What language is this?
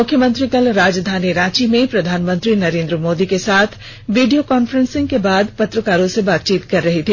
Hindi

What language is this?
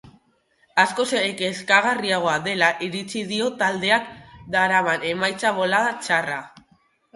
Basque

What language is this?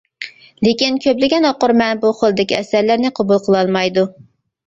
Uyghur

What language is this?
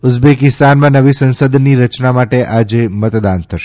Gujarati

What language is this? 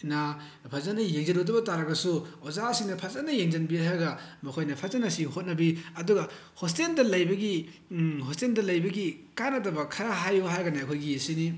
Manipuri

